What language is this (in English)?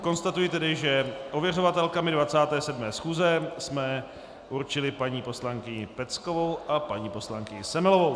Czech